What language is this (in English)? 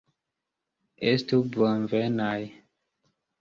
Esperanto